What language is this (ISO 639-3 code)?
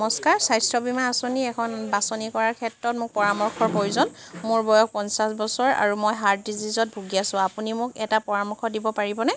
asm